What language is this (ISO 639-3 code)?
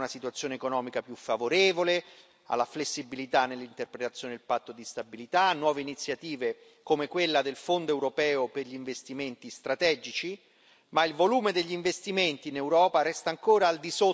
ita